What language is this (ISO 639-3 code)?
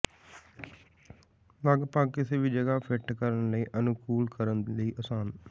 pan